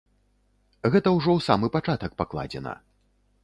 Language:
Belarusian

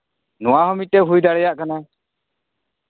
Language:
Santali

